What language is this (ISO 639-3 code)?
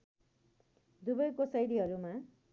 nep